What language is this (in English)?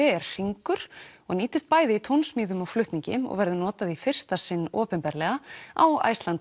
Icelandic